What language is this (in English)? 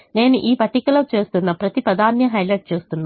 Telugu